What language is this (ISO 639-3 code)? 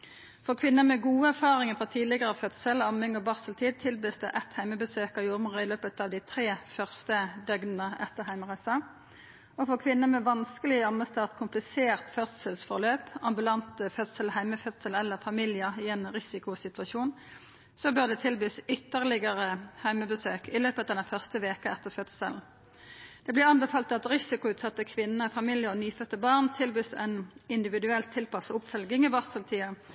nno